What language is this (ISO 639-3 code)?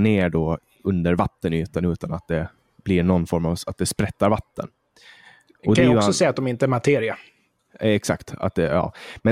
swe